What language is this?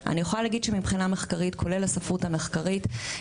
Hebrew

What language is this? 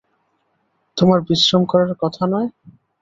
Bangla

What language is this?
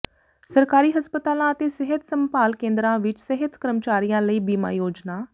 Punjabi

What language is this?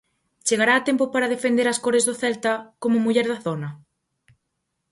Galician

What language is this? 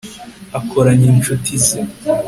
Kinyarwanda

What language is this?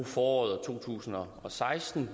Danish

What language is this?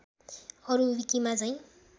Nepali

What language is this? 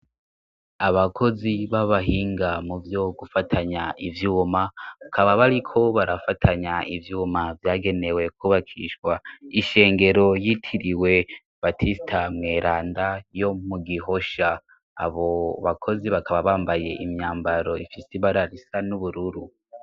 Rundi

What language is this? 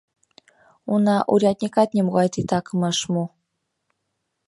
Mari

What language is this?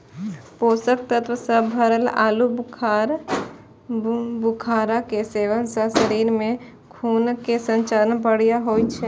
Maithili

